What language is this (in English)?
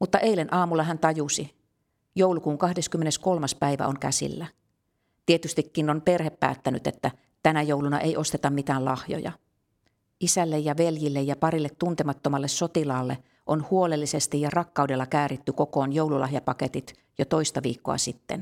Finnish